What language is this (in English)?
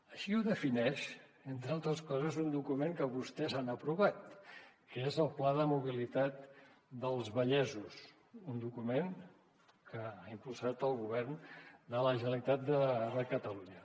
Catalan